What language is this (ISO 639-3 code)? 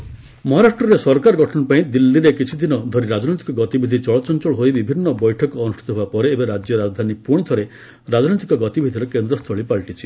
ori